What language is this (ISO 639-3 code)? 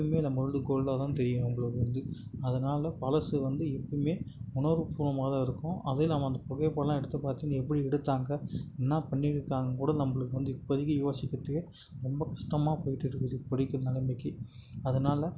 tam